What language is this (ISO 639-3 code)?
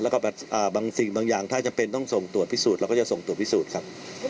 tha